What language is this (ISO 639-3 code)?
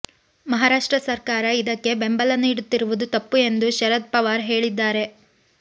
kan